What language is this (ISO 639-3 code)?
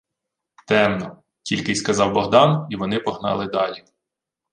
ukr